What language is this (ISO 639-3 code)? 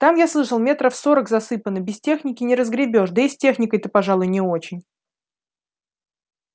rus